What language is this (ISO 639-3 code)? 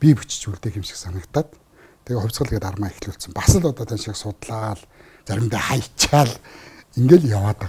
kor